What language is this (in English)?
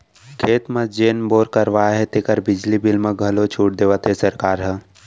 Chhattisgarhi